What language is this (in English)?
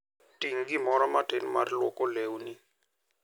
Luo (Kenya and Tanzania)